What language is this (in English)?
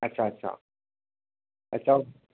Sindhi